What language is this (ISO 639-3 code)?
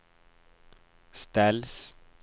swe